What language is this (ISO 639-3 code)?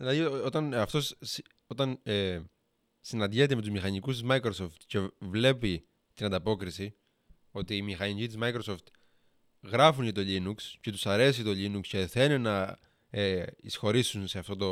ell